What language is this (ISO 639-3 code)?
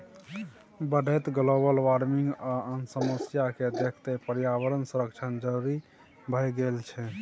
mai